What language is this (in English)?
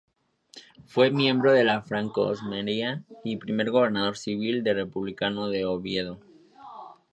Spanish